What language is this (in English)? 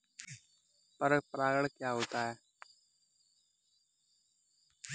Hindi